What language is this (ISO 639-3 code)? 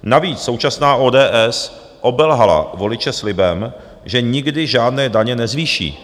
ces